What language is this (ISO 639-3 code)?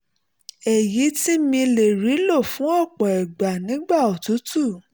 yor